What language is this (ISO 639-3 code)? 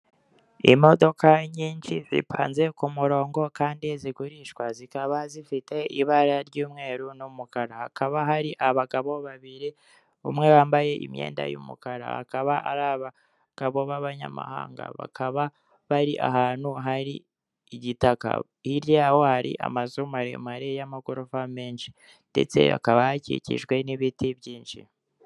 kin